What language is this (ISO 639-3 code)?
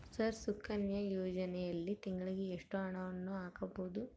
kan